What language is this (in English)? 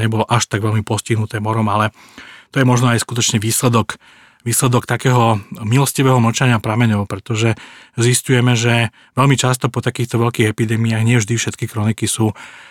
Slovak